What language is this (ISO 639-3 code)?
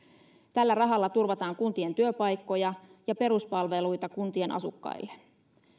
fin